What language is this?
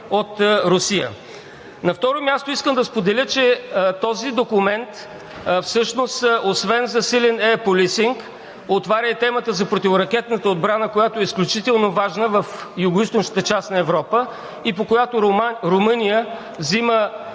Bulgarian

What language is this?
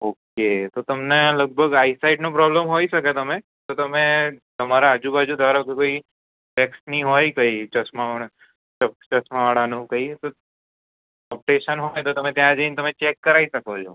Gujarati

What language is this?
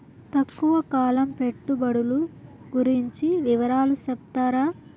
Telugu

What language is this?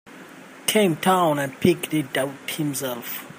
English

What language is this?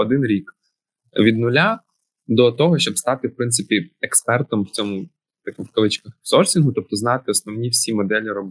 Ukrainian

